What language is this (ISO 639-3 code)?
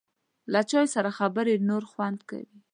pus